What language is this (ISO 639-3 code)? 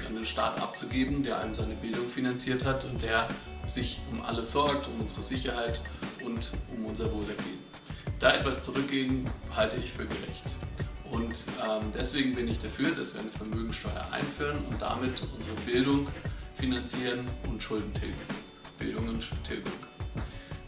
deu